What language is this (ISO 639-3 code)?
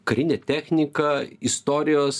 lit